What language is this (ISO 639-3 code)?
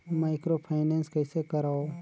hne